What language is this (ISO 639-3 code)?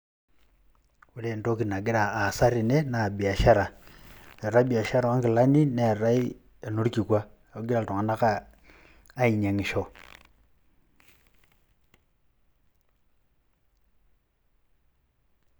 mas